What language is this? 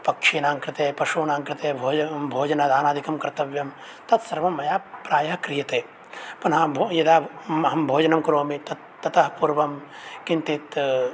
Sanskrit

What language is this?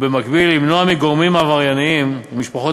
Hebrew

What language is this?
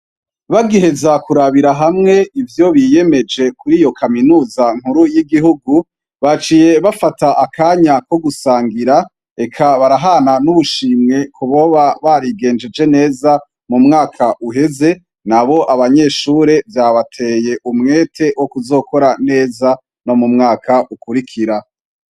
Rundi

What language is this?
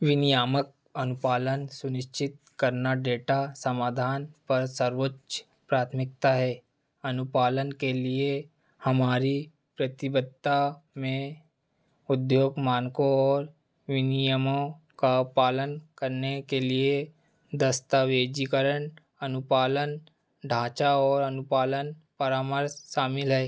Hindi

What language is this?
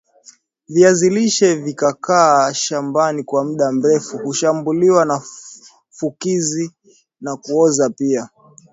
Swahili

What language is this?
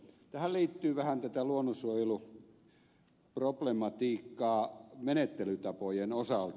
Finnish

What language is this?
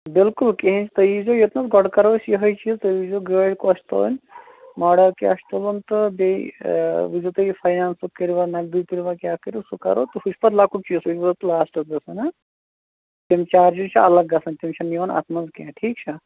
Kashmiri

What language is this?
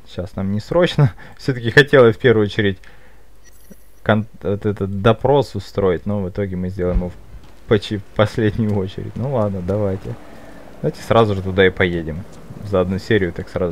Russian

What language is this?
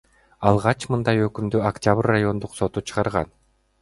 Kyrgyz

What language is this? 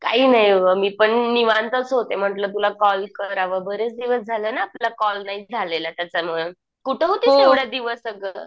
Marathi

